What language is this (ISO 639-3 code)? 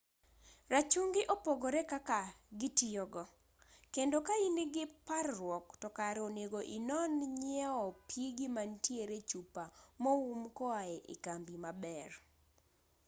luo